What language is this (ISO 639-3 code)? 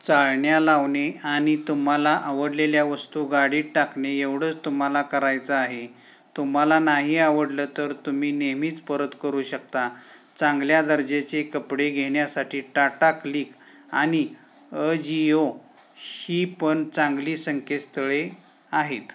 mar